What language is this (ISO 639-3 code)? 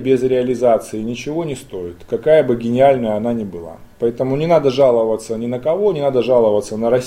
rus